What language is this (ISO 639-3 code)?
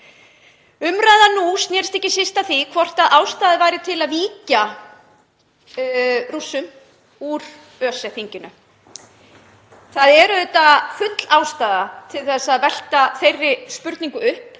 isl